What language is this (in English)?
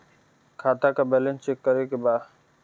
Bhojpuri